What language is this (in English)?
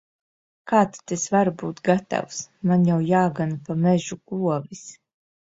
Latvian